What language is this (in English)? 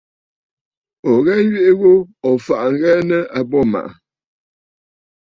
Bafut